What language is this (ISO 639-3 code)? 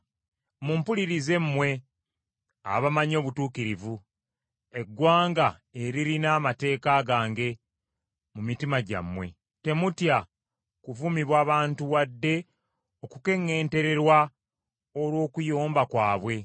lug